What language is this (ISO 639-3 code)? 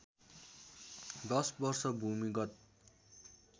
nep